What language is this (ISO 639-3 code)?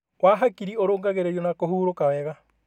kik